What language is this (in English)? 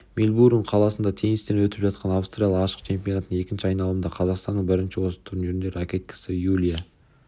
Kazakh